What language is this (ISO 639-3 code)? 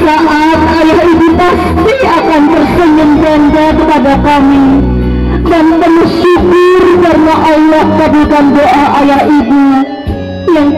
ind